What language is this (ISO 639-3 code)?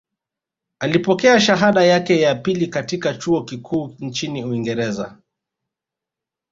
swa